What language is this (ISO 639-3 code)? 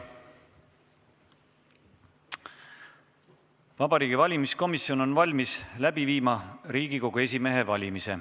est